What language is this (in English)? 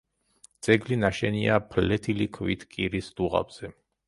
Georgian